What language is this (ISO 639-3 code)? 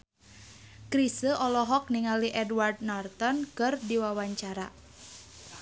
sun